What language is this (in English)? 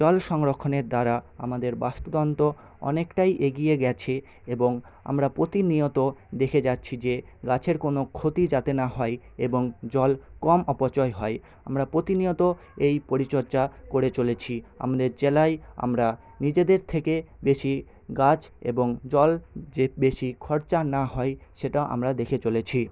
Bangla